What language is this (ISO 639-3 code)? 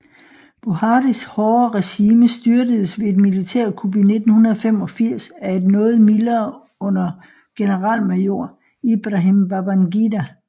dan